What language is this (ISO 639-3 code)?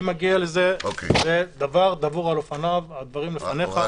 heb